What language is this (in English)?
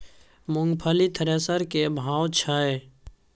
Maithili